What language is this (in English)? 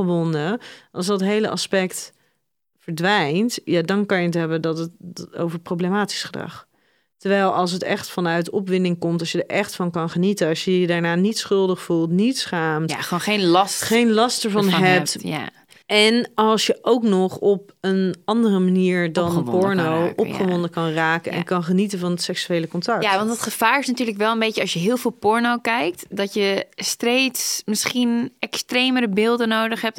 Dutch